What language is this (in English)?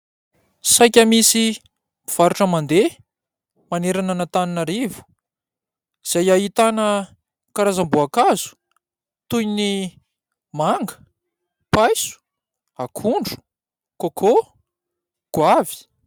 Malagasy